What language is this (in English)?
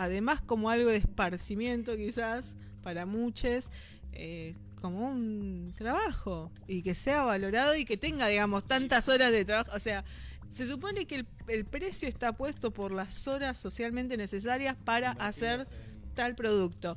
Spanish